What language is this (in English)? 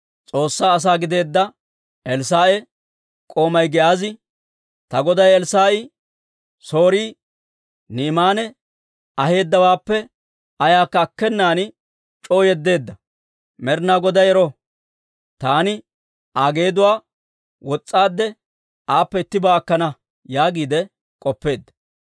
Dawro